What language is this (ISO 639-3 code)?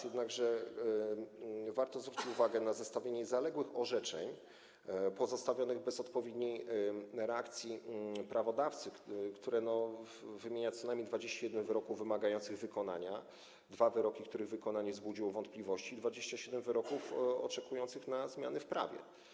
pol